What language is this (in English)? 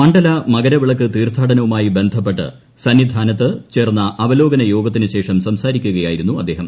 Malayalam